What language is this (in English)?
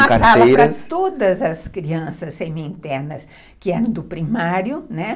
Portuguese